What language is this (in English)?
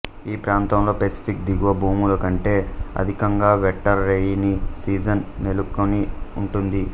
Telugu